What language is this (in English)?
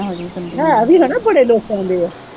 Punjabi